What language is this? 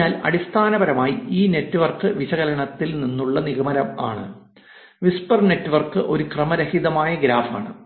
Malayalam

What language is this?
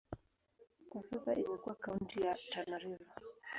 Swahili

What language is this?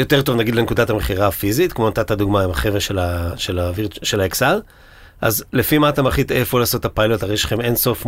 Hebrew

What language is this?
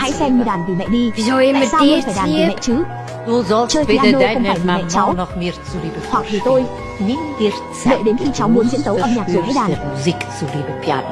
Vietnamese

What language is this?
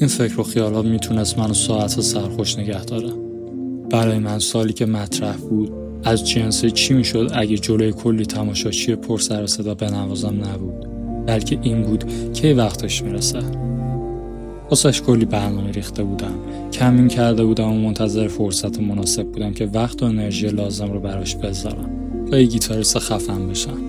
Persian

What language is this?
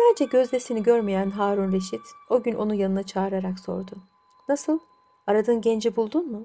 Turkish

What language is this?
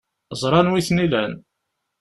Kabyle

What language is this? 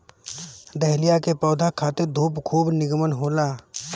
Bhojpuri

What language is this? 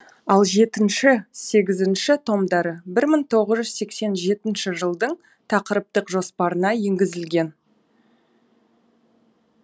Kazakh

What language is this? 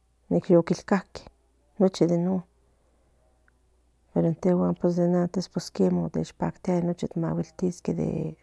Central Nahuatl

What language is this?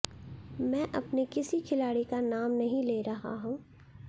Hindi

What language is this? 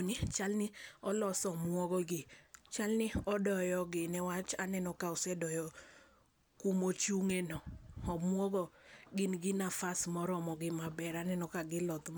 Luo (Kenya and Tanzania)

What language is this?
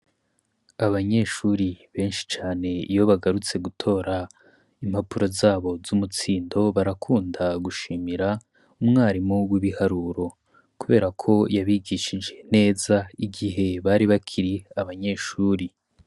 Rundi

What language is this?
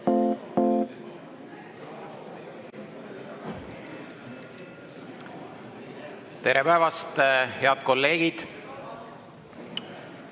Estonian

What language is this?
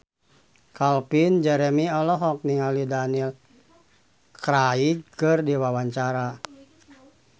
Sundanese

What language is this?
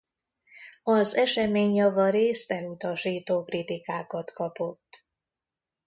Hungarian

